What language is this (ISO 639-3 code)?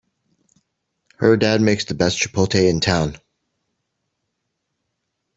eng